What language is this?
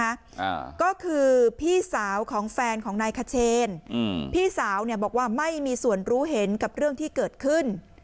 Thai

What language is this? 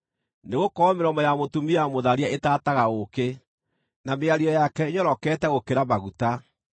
Kikuyu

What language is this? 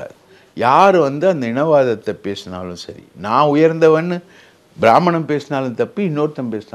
Tamil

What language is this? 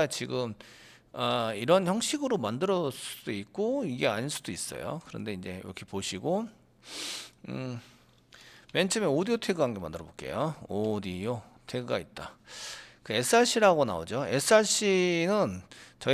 Korean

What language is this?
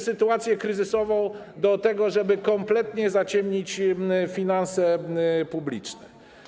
Polish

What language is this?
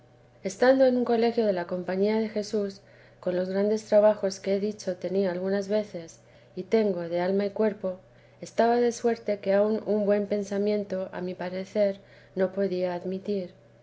Spanish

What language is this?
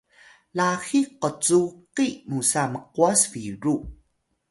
Atayal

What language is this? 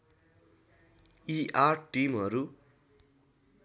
Nepali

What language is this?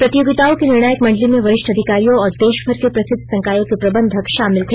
Hindi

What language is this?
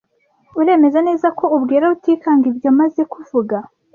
Kinyarwanda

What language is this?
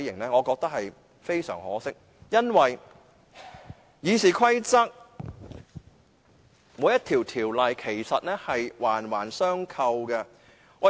Cantonese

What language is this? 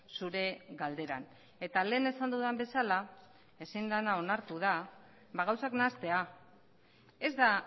Basque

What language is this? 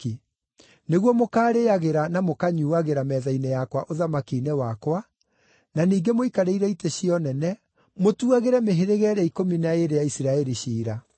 Kikuyu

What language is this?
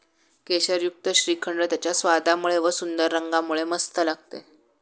Marathi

